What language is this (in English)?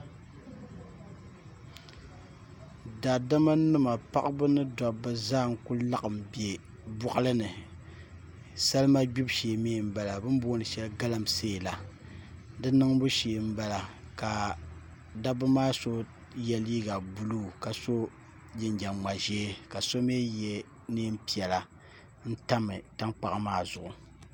Dagbani